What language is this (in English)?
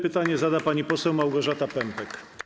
Polish